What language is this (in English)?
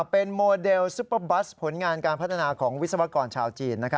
Thai